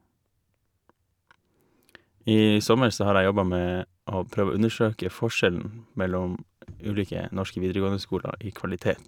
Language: Norwegian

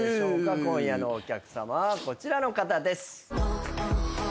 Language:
Japanese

